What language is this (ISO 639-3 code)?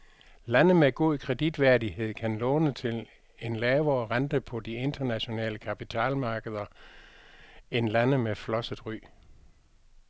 dan